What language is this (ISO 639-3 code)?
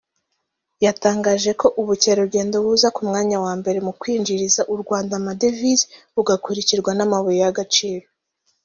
kin